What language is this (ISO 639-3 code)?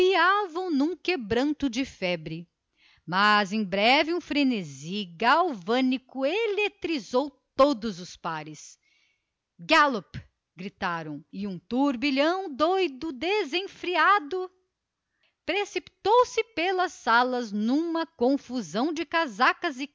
por